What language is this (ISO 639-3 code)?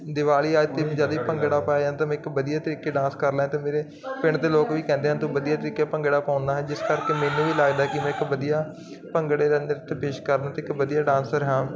pan